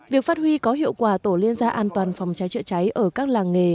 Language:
Vietnamese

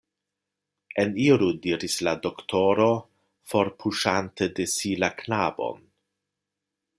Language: Esperanto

